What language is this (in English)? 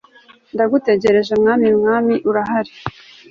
Kinyarwanda